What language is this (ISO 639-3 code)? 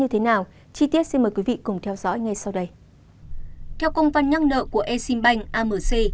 vie